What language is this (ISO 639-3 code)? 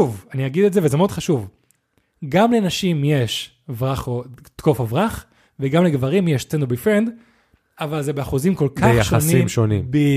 heb